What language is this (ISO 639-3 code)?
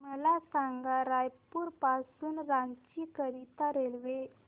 mar